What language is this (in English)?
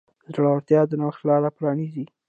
Pashto